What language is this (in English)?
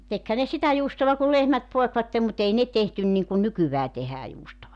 Finnish